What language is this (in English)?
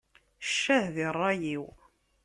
Kabyle